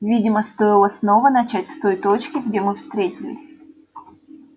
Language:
Russian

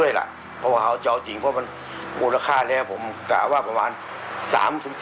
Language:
Thai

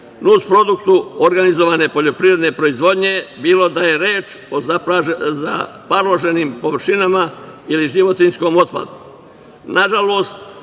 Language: Serbian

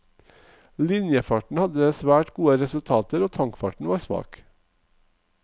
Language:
Norwegian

